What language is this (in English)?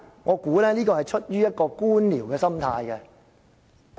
Cantonese